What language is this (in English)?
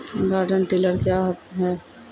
Maithili